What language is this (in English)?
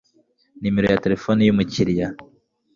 Kinyarwanda